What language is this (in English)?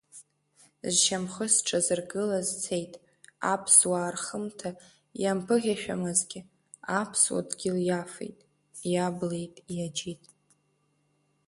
Abkhazian